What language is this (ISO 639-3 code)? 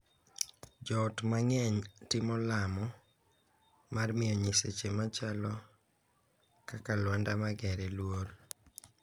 luo